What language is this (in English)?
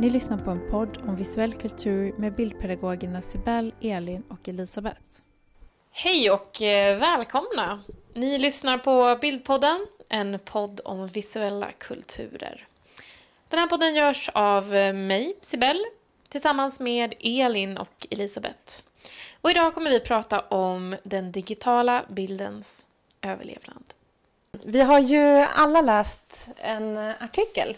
Swedish